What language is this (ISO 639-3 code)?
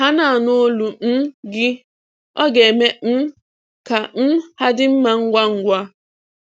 ibo